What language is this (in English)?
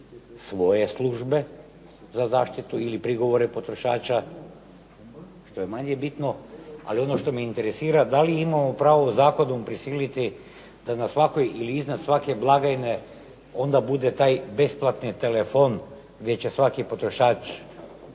Croatian